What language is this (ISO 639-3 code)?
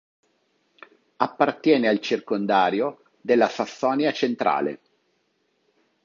ita